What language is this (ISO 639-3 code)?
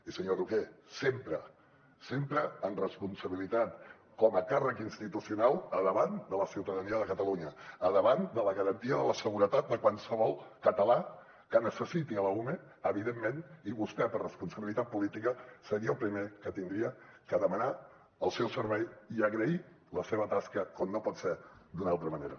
cat